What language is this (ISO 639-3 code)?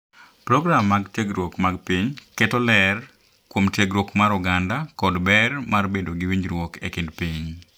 luo